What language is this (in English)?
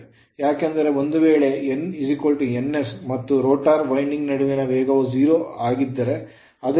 Kannada